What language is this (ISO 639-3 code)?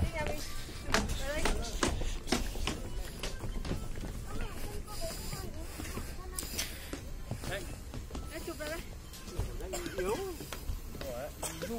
vie